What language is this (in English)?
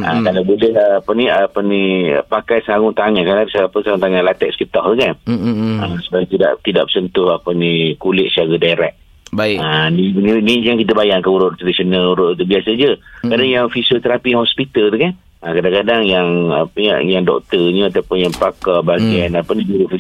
Malay